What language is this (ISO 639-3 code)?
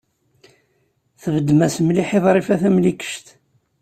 kab